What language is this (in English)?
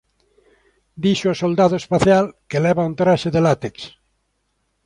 Galician